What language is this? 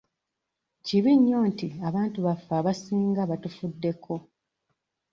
Ganda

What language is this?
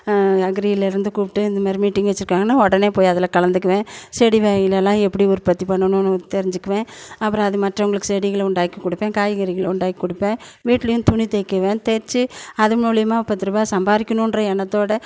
Tamil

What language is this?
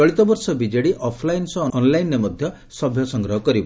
Odia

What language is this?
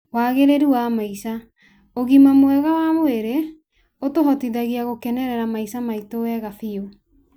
Kikuyu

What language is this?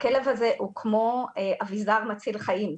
Hebrew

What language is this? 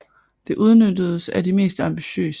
Danish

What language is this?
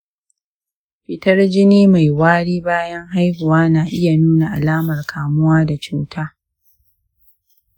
Hausa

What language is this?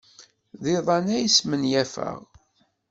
Kabyle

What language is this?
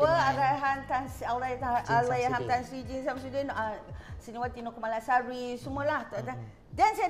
Malay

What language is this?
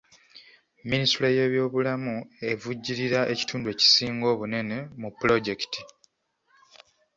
Ganda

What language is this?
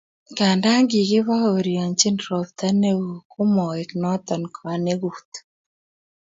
Kalenjin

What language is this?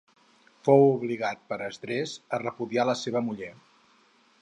Catalan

